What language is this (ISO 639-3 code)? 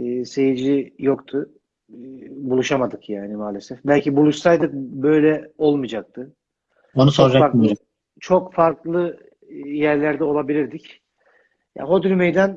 tur